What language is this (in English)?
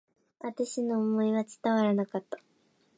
Japanese